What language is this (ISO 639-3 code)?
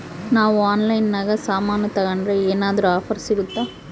kan